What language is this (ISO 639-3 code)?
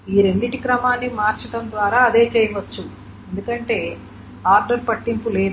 tel